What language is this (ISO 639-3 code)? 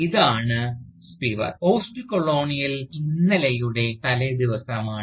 mal